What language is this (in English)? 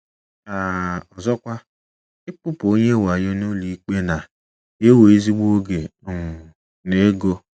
Igbo